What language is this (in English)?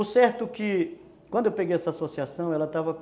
Portuguese